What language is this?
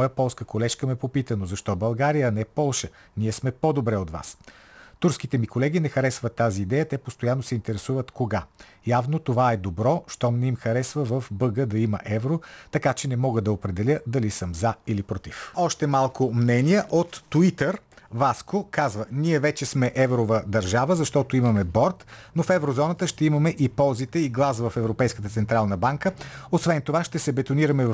Bulgarian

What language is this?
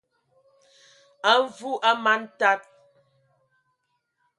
Ewondo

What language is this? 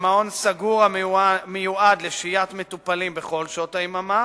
Hebrew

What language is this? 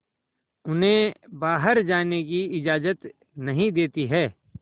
Hindi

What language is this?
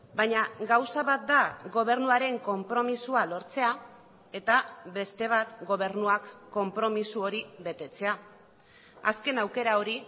Basque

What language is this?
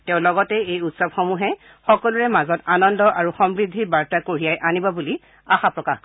Assamese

